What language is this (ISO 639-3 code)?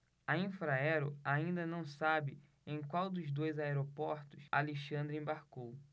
por